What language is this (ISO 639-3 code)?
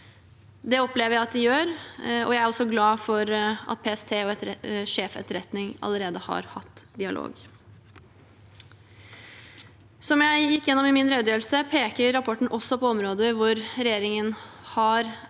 nor